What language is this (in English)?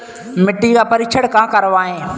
Hindi